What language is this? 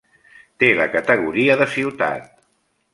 Catalan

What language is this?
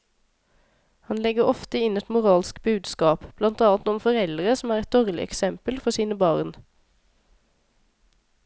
Norwegian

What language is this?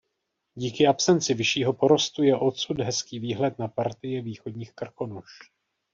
Czech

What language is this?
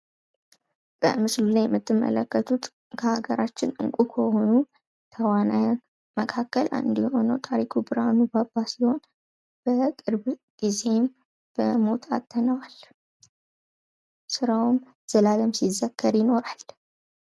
Amharic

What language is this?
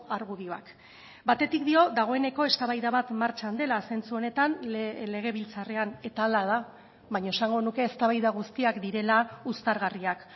Basque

